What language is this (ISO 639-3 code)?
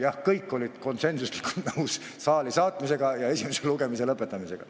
est